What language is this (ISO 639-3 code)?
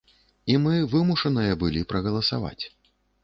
bel